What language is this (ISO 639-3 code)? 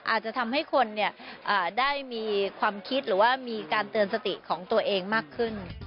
tha